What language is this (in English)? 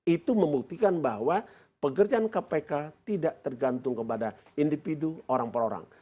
Indonesian